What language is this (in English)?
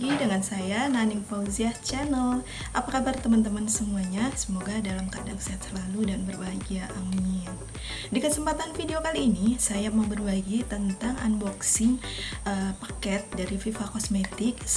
Indonesian